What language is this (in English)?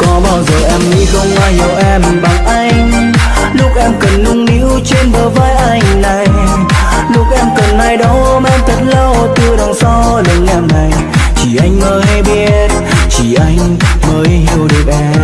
Vietnamese